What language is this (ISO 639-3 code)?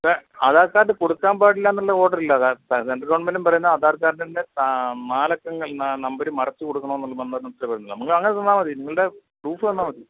mal